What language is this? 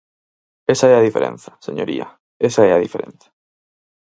Galician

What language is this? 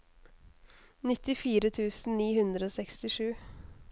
Norwegian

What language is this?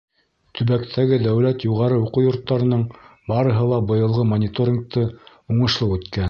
Bashkir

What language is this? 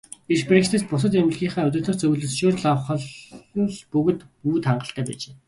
Mongolian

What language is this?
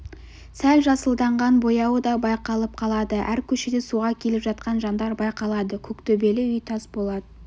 Kazakh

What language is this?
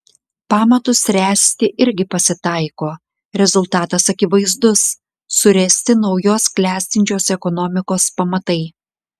Lithuanian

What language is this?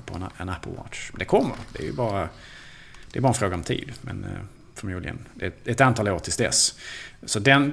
Swedish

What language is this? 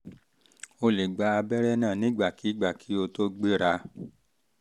Yoruba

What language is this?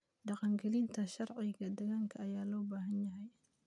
Somali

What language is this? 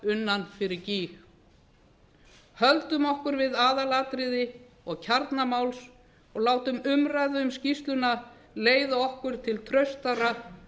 Icelandic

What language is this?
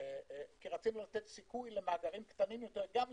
Hebrew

